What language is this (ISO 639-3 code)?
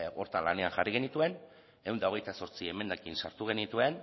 eus